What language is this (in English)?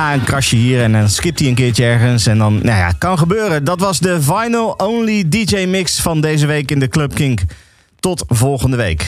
Dutch